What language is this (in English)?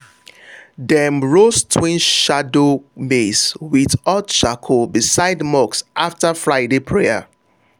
Nigerian Pidgin